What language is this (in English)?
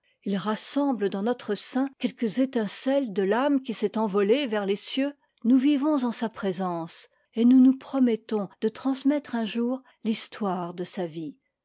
French